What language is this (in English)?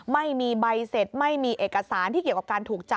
Thai